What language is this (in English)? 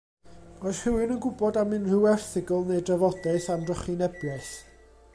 Welsh